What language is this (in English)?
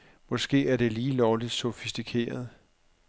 Danish